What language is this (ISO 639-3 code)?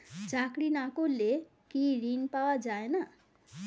ben